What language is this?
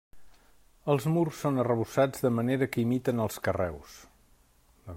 Catalan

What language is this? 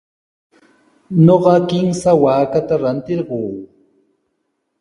Sihuas Ancash Quechua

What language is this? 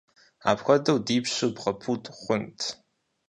Kabardian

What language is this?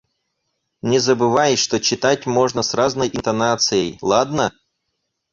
Russian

